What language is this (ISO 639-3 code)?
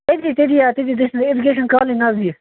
kas